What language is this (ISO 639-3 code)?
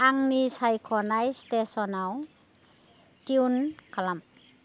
brx